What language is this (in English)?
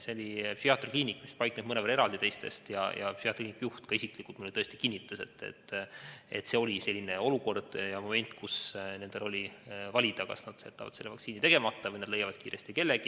Estonian